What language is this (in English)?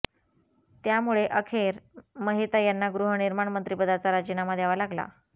Marathi